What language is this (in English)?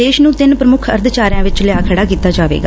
Punjabi